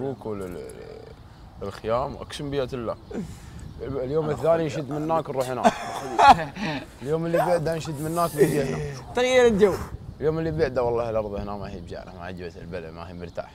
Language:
Arabic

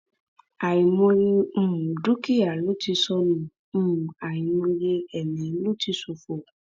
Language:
Yoruba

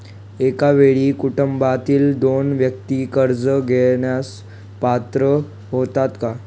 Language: Marathi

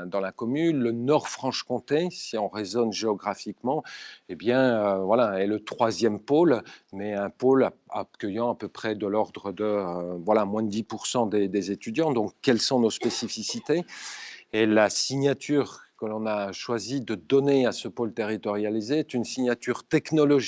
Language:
French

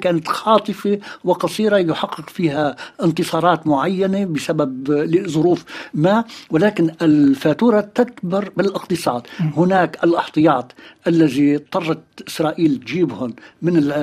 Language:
Arabic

